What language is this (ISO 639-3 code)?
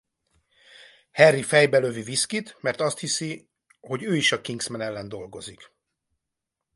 hun